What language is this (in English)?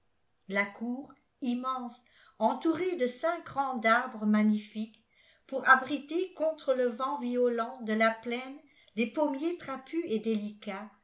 French